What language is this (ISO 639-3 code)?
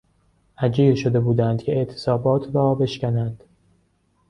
fas